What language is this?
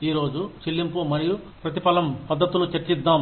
Telugu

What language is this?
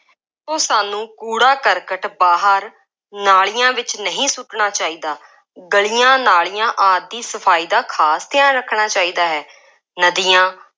Punjabi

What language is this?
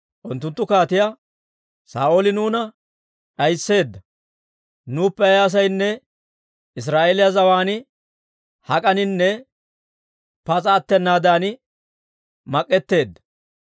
Dawro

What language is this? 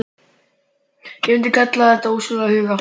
Icelandic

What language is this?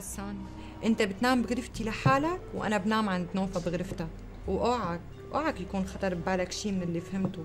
Arabic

